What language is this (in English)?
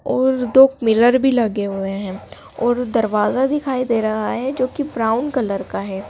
Hindi